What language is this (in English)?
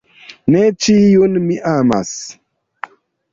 Esperanto